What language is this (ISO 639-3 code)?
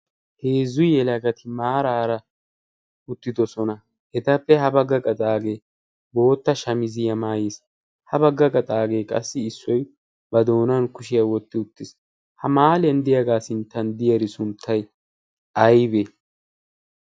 wal